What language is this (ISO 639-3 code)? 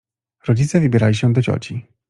pol